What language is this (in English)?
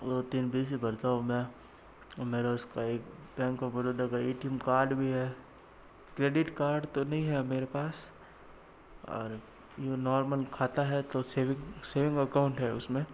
Hindi